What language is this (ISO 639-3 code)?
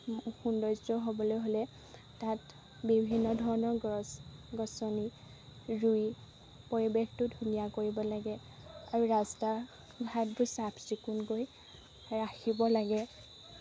asm